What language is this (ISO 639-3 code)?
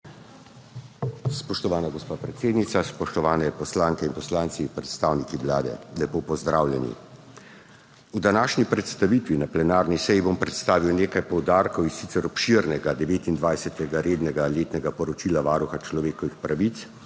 slv